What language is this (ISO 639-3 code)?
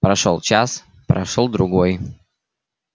rus